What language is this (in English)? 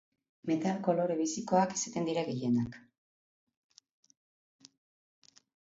Basque